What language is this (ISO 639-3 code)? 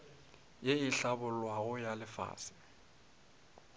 nso